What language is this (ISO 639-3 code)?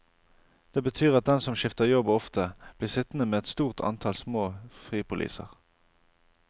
nor